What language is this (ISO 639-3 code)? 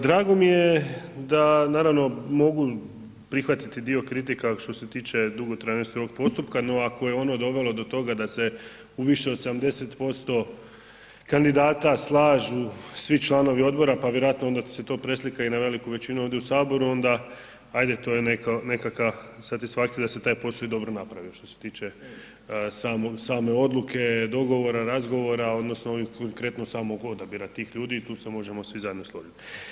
hrv